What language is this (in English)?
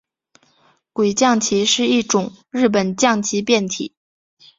Chinese